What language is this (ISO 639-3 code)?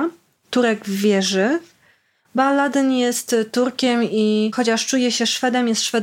pol